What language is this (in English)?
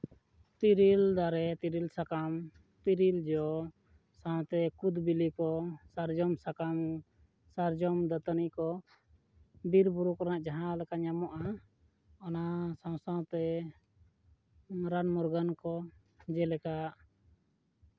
Santali